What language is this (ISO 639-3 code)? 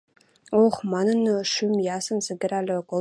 mrj